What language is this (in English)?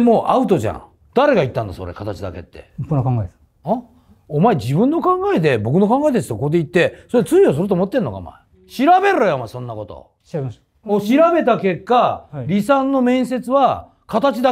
Japanese